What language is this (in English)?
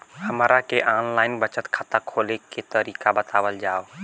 Bhojpuri